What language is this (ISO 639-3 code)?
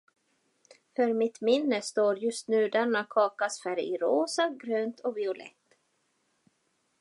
swe